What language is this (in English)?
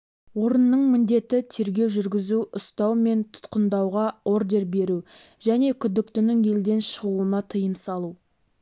Kazakh